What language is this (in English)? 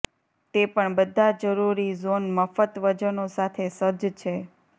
Gujarati